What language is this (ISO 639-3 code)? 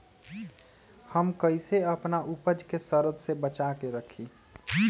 mag